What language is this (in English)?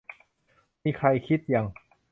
Thai